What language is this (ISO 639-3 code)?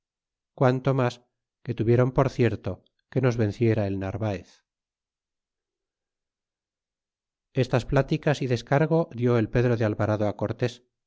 spa